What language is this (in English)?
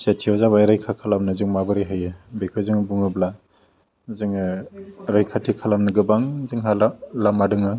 Bodo